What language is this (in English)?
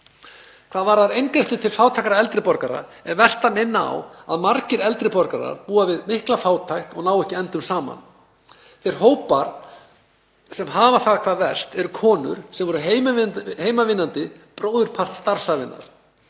Icelandic